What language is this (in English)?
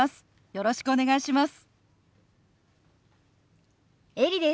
Japanese